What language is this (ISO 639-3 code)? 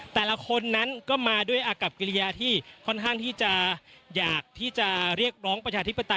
tha